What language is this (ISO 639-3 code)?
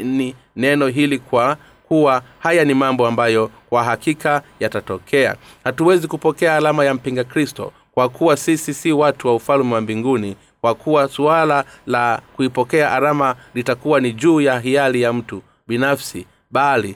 swa